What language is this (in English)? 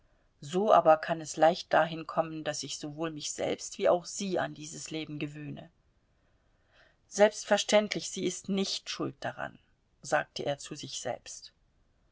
German